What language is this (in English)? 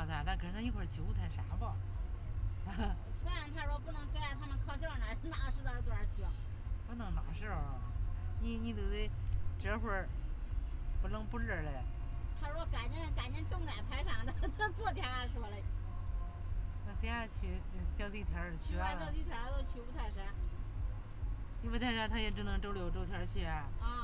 Chinese